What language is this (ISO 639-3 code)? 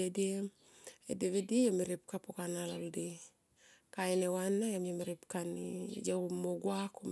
tqp